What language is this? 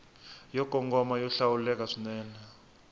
Tsonga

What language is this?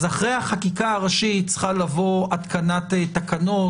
Hebrew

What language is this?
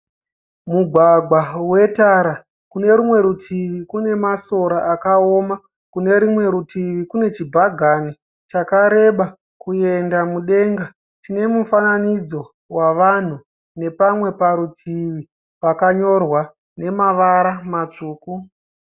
Shona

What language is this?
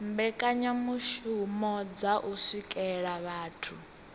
Venda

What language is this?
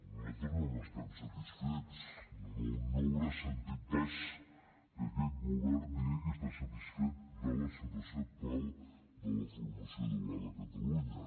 Catalan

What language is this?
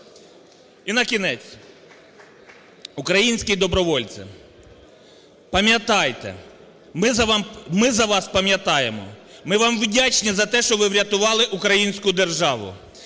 Ukrainian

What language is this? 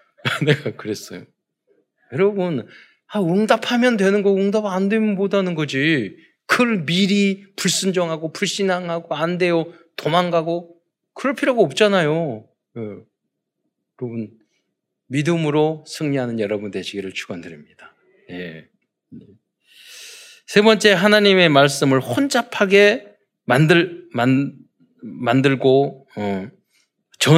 Korean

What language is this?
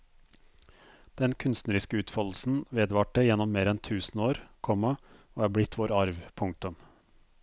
Norwegian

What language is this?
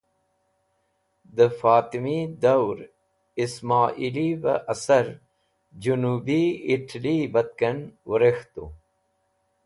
Wakhi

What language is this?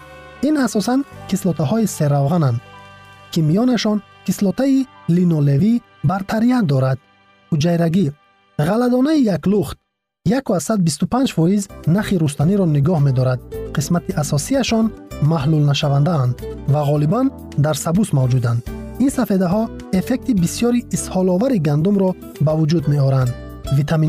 Persian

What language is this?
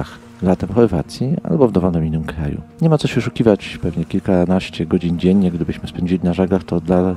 Polish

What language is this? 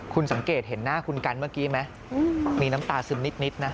Thai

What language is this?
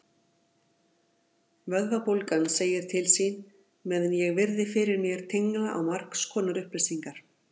Icelandic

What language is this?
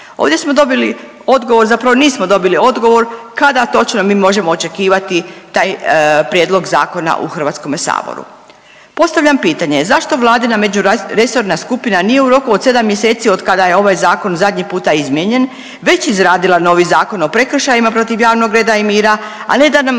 Croatian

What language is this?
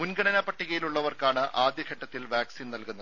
Malayalam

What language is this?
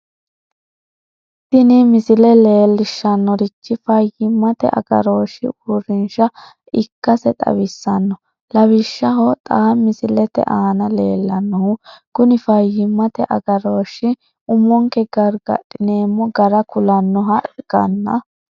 Sidamo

